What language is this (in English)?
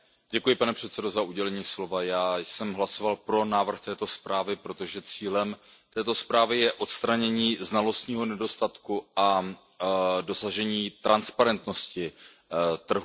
Czech